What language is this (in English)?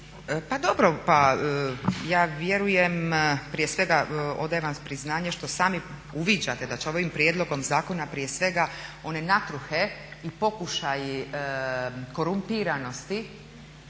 Croatian